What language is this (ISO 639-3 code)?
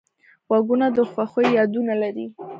pus